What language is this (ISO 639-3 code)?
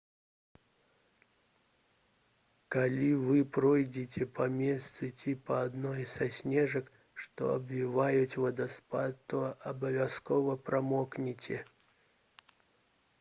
bel